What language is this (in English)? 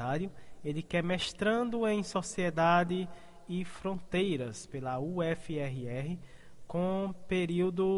Portuguese